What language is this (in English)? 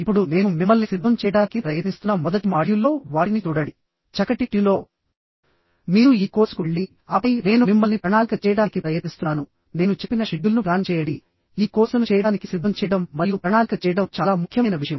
Telugu